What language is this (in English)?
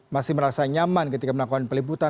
Indonesian